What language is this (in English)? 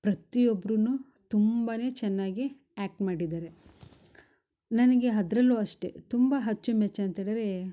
Kannada